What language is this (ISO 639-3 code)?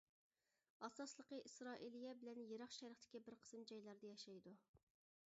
uig